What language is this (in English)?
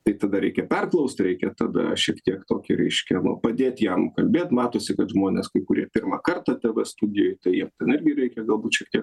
Lithuanian